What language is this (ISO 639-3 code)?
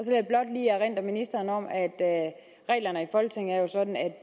dan